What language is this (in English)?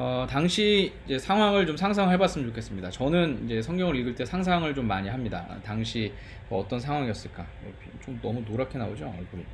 Korean